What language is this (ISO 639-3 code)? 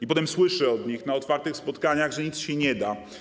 pol